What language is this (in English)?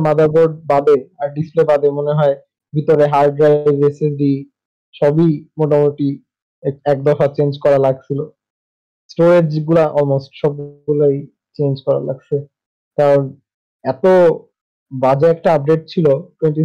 Bangla